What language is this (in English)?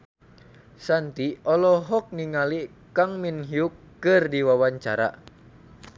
Sundanese